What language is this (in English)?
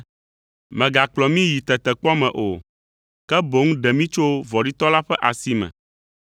Ewe